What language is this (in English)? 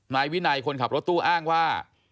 Thai